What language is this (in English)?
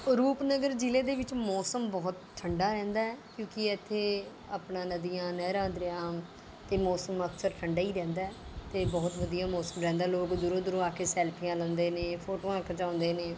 Punjabi